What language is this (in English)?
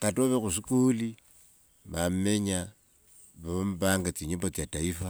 Wanga